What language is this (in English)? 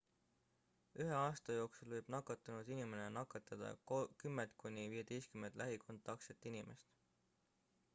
Estonian